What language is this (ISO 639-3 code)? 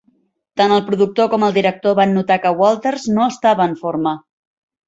cat